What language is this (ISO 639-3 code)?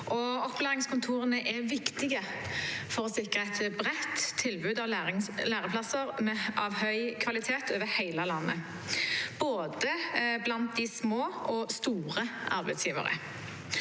nor